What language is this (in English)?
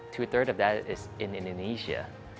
Indonesian